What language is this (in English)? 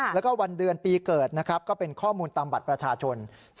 Thai